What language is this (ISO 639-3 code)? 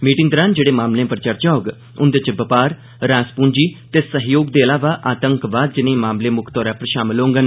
doi